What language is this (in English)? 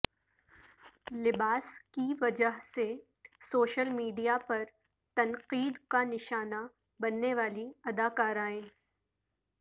Urdu